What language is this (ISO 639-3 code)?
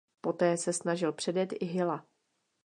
ces